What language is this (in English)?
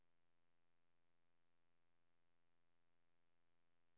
Swedish